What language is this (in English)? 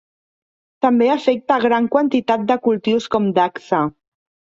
Catalan